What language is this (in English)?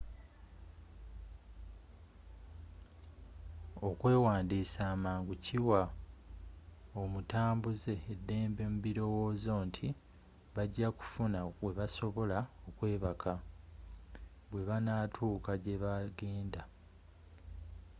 Ganda